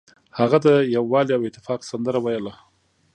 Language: Pashto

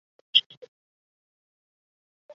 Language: Chinese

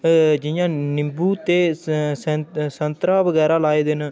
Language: Dogri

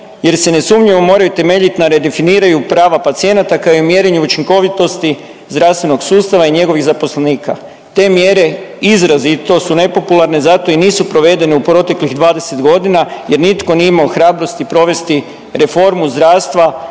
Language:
Croatian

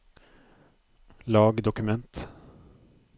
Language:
Norwegian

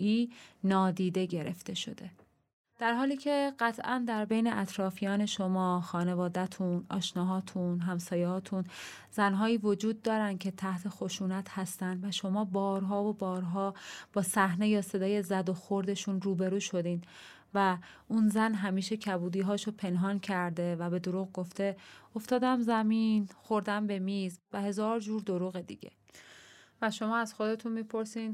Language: Persian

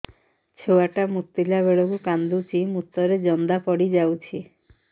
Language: Odia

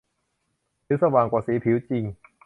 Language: Thai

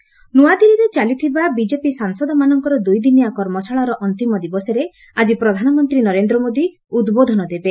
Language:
Odia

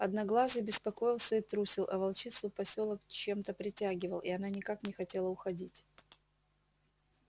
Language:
Russian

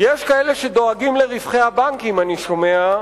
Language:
Hebrew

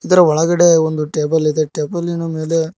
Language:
Kannada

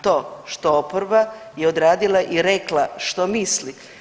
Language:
Croatian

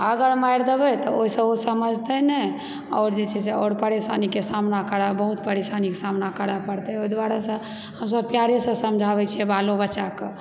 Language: Maithili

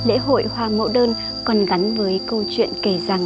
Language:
Vietnamese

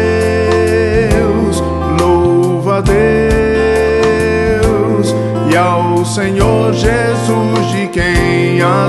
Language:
Portuguese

